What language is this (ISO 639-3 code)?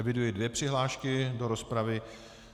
ces